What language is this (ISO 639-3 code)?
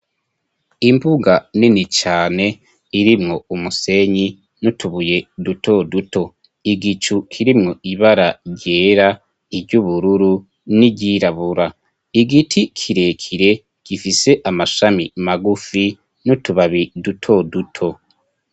run